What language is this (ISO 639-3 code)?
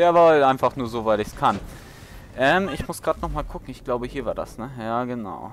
deu